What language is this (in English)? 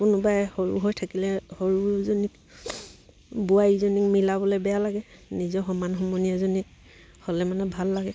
Assamese